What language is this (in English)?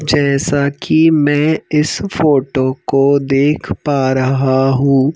Hindi